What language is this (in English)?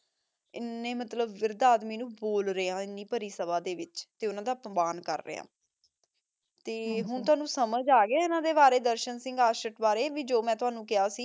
Punjabi